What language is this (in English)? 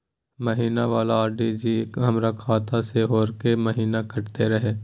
Maithili